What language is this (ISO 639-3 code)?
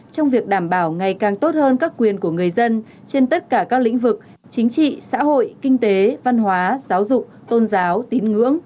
vie